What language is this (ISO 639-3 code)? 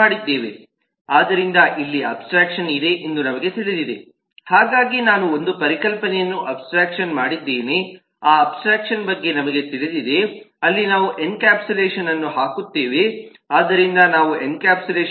kan